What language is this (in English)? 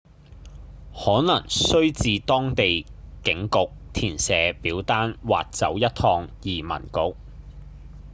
Cantonese